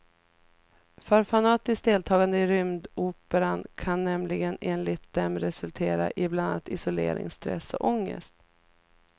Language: Swedish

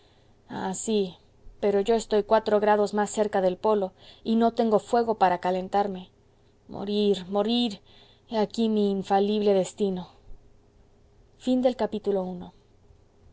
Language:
Spanish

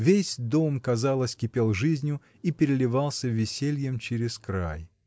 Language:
Russian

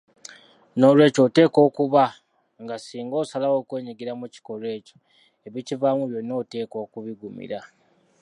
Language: Ganda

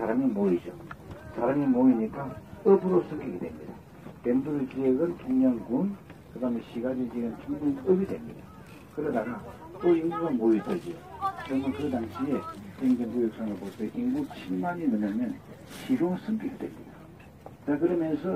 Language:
Korean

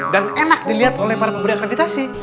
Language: Indonesian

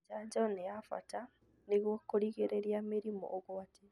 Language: Kikuyu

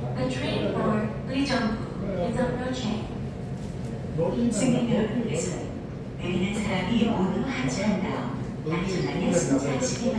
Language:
Korean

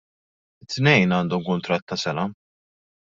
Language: Maltese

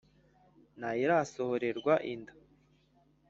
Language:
Kinyarwanda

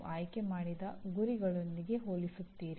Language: Kannada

